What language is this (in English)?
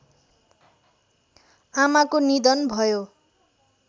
Nepali